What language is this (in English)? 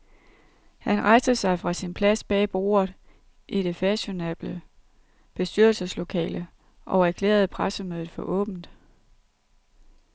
Danish